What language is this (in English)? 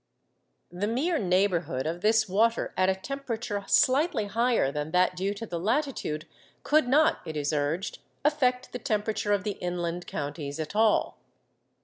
English